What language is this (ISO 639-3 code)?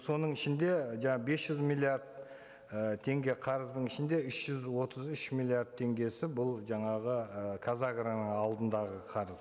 kaz